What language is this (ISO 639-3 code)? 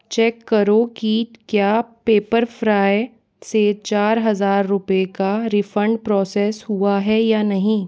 hin